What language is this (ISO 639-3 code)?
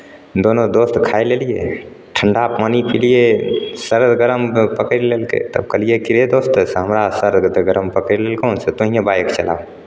mai